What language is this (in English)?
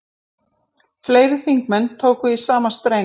Icelandic